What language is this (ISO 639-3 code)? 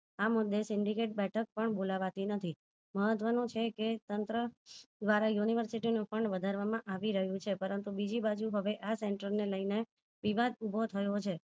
guj